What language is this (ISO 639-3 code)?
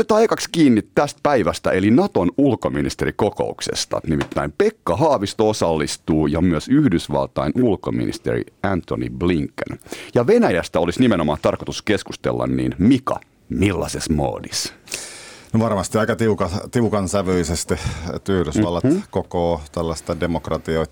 fin